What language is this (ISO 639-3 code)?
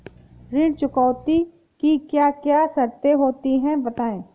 hin